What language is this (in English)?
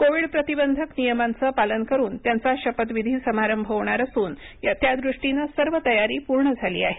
Marathi